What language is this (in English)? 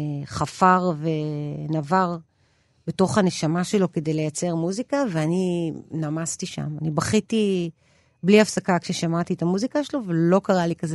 Hebrew